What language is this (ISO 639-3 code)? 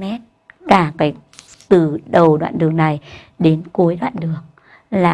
vie